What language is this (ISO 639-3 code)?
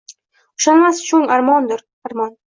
uzb